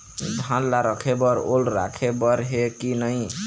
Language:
Chhattisgarhi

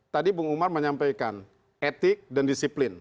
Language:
Indonesian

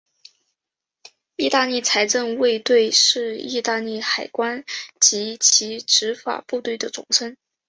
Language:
Chinese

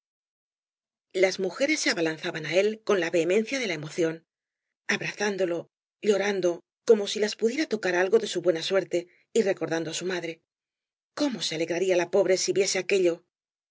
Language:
Spanish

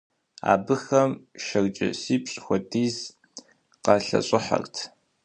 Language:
Kabardian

